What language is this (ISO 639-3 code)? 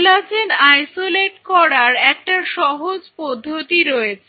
ben